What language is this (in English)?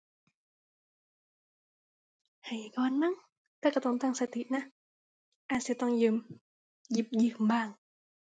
Thai